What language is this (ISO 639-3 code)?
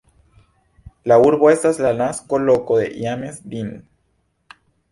epo